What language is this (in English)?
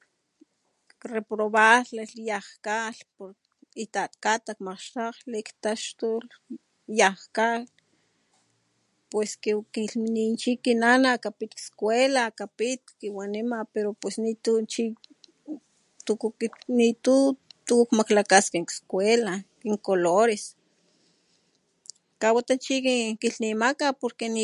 Papantla Totonac